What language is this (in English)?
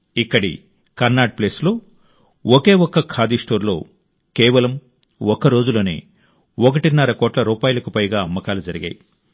Telugu